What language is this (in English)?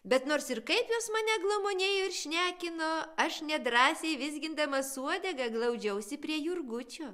Lithuanian